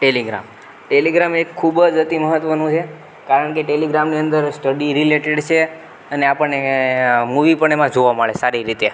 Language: Gujarati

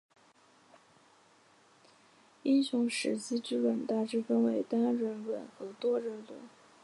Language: Chinese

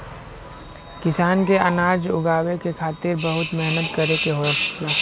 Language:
Bhojpuri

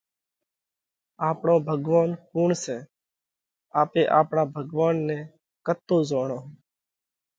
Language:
Parkari Koli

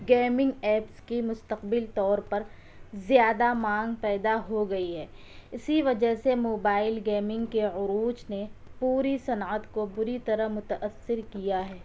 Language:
Urdu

